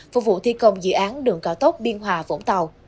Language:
Vietnamese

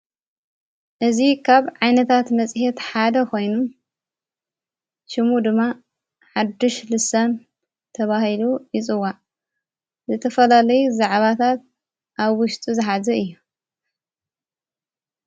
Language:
Tigrinya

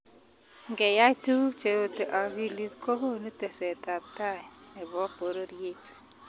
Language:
Kalenjin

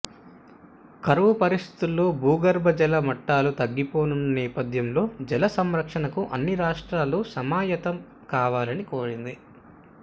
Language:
Telugu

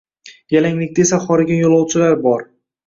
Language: Uzbek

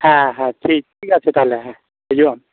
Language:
Santali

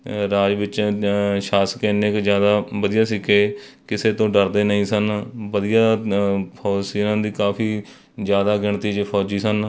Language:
Punjabi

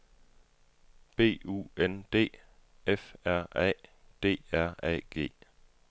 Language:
Danish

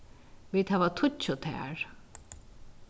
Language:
Faroese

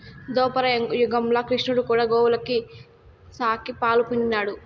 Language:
Telugu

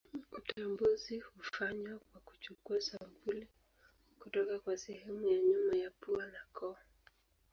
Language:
Swahili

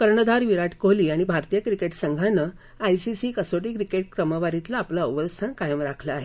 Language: Marathi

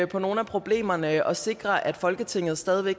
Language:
Danish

